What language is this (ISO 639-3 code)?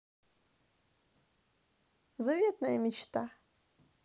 rus